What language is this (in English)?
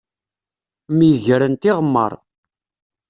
Kabyle